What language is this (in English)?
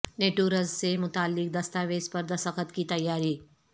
Urdu